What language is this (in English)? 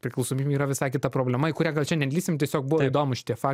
Lithuanian